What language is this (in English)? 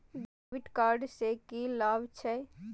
Maithili